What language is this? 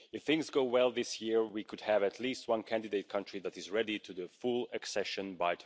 English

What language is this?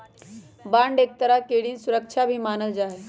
Magahi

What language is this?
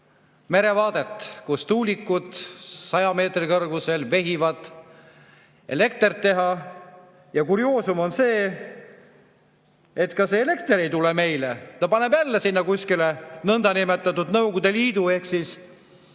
Estonian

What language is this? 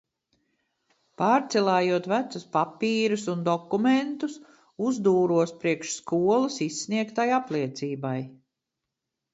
Latvian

